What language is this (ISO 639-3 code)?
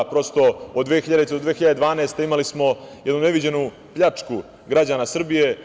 srp